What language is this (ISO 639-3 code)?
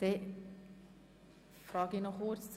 gsw